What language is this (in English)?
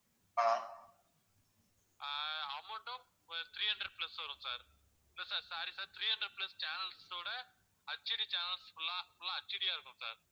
Tamil